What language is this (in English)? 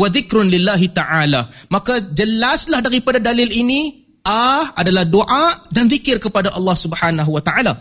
Malay